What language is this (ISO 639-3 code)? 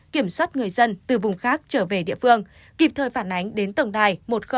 vie